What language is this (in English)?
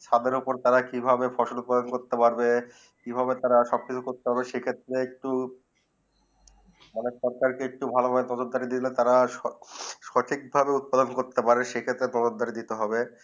Bangla